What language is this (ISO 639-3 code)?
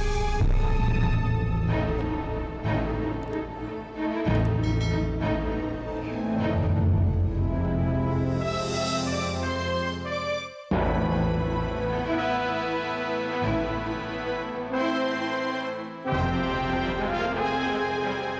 ind